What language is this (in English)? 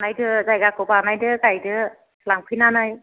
Bodo